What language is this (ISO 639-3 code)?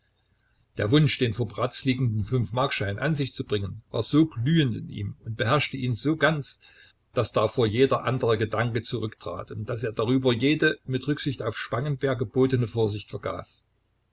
deu